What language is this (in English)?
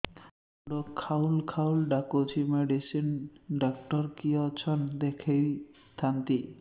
Odia